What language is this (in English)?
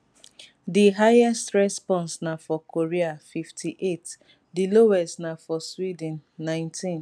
Nigerian Pidgin